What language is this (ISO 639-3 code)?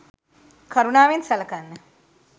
sin